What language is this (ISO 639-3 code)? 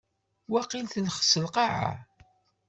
kab